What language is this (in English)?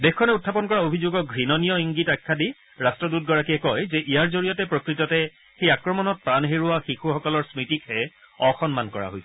Assamese